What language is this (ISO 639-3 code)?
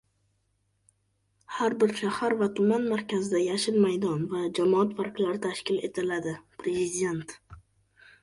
uzb